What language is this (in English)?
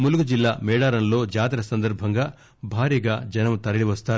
Telugu